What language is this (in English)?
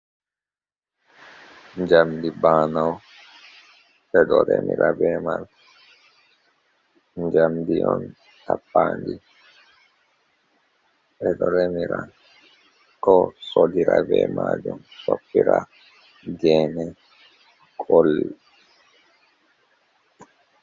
Fula